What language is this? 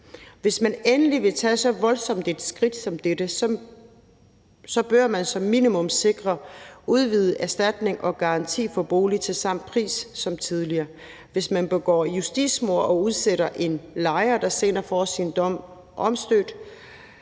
Danish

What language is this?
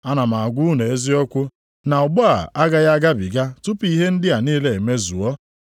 Igbo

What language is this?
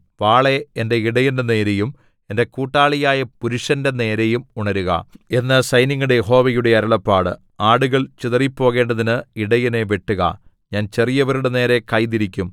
Malayalam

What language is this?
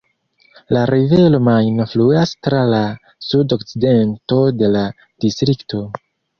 Esperanto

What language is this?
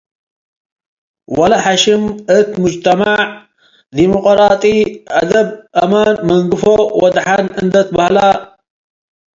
Tigre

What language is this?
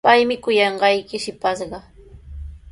Sihuas Ancash Quechua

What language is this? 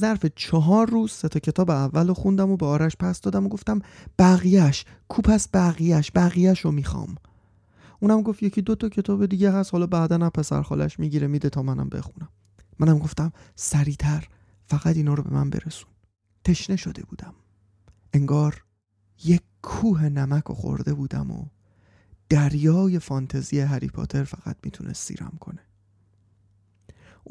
Persian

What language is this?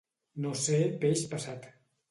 Catalan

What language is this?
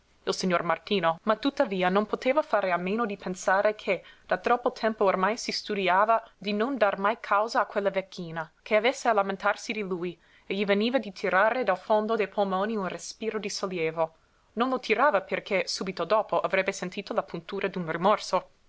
Italian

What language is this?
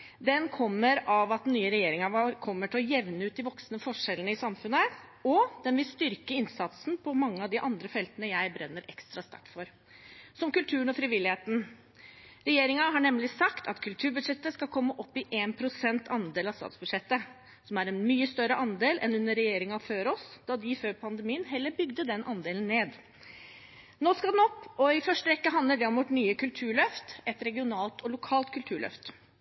Norwegian Bokmål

